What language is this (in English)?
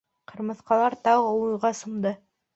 Bashkir